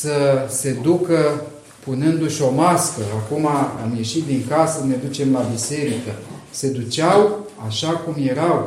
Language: Romanian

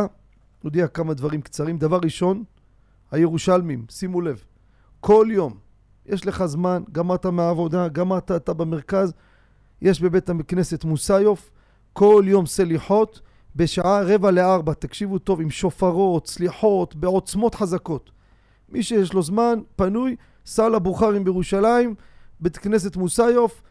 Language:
Hebrew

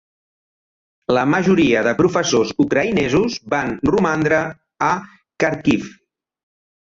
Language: Catalan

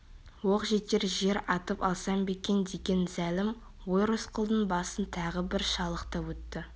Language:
Kazakh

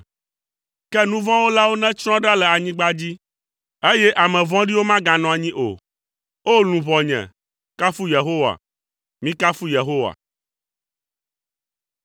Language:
Ewe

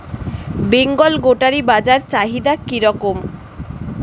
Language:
Bangla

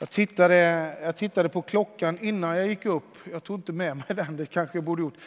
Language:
Swedish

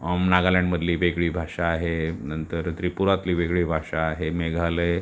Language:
Marathi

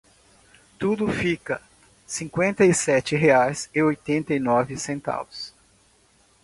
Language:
Portuguese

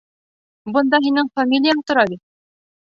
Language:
Bashkir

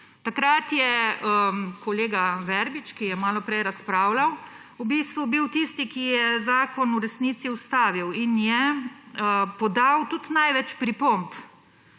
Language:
Slovenian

